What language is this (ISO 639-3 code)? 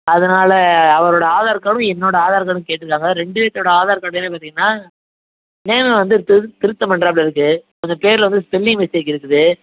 tam